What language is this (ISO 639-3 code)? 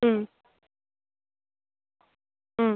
mni